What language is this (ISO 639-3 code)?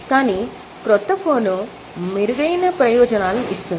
tel